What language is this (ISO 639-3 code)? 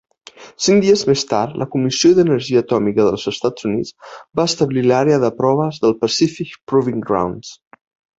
cat